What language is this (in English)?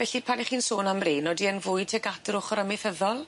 Welsh